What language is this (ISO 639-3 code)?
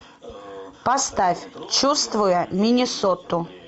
rus